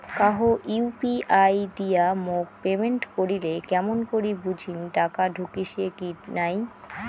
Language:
Bangla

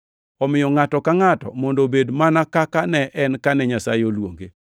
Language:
Luo (Kenya and Tanzania)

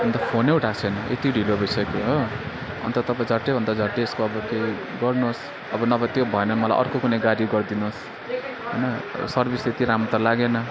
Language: Nepali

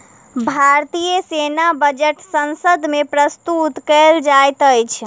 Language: Maithili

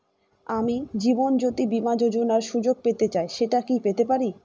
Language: Bangla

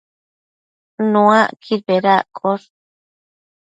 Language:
Matsés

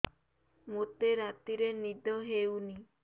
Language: Odia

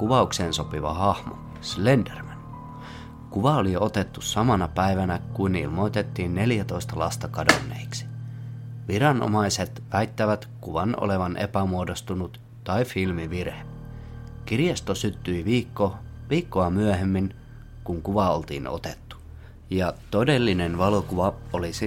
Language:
Finnish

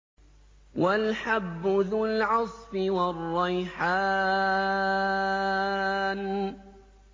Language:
Arabic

